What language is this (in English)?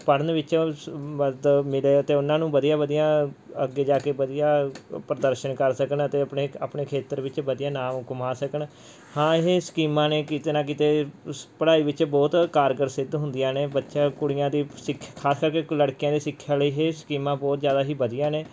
Punjabi